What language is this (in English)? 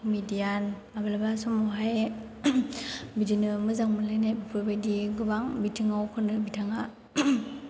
Bodo